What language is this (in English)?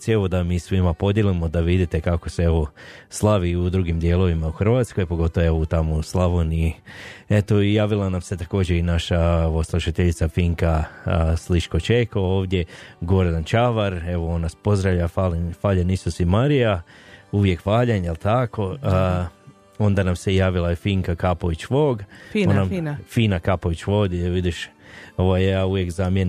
Croatian